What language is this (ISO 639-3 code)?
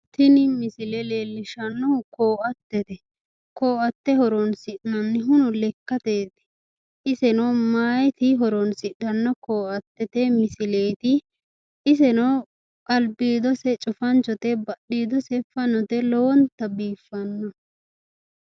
sid